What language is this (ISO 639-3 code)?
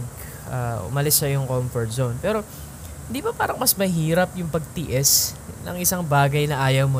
fil